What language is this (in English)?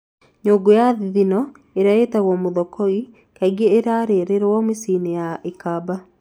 Kikuyu